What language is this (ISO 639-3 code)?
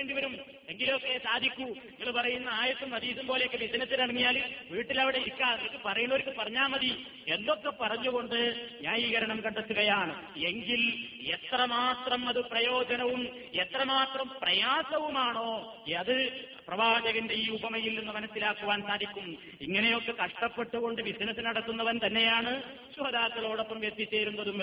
mal